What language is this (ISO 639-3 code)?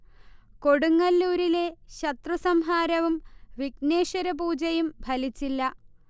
mal